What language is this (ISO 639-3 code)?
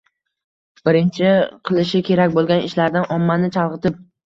uzb